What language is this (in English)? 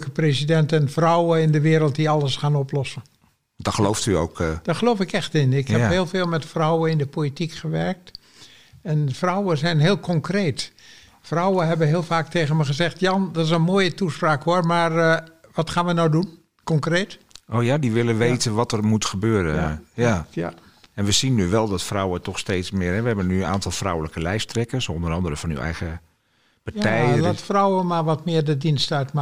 Dutch